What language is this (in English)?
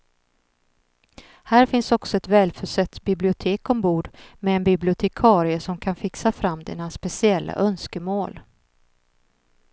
Swedish